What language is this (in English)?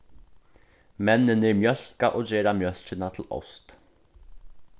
Faroese